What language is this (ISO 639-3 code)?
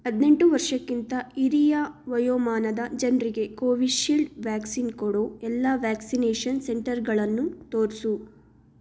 kan